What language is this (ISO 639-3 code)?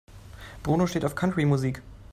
deu